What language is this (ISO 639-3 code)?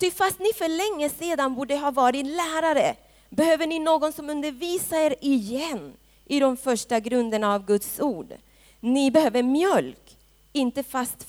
swe